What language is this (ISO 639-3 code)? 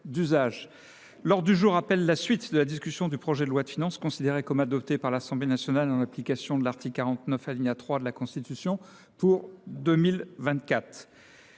fra